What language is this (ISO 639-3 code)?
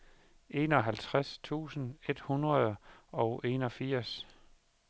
dan